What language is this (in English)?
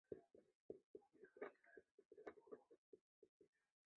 Chinese